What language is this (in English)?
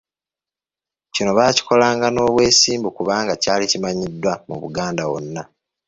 Ganda